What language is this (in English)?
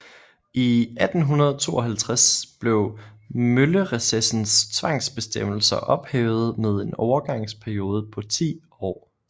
Danish